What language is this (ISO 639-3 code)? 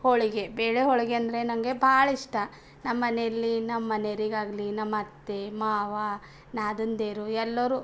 kan